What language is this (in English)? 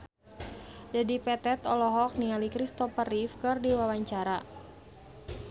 Sundanese